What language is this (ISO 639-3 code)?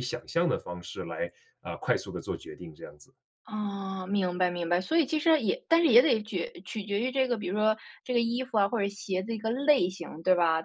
zho